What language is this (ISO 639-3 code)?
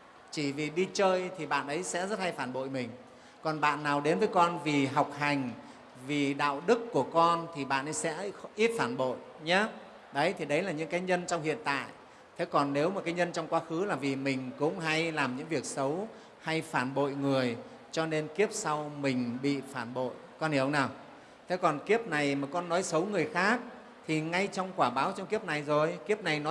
vie